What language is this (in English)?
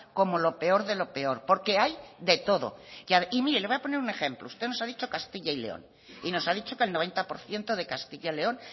Spanish